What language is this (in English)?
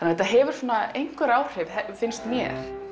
Icelandic